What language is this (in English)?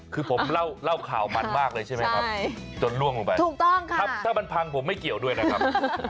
Thai